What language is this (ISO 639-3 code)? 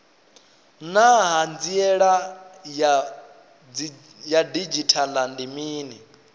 ven